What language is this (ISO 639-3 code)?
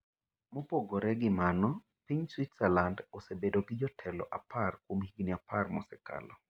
luo